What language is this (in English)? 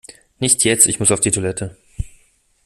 German